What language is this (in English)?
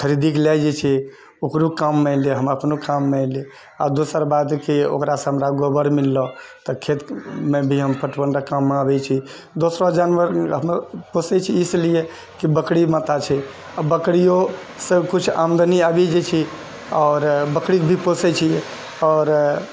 Maithili